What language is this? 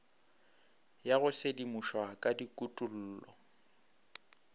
Northern Sotho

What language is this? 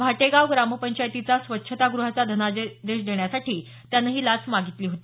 Marathi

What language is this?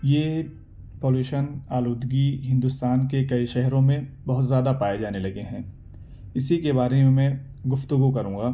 Urdu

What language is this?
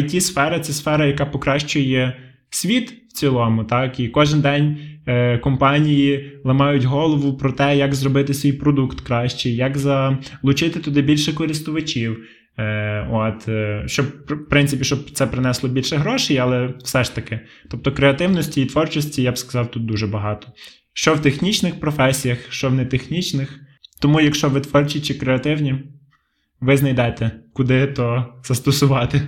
Ukrainian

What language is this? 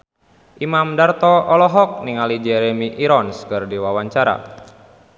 Sundanese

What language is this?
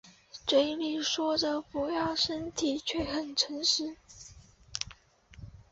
Chinese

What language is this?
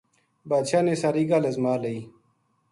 Gujari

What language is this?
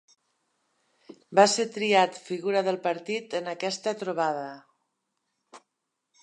Catalan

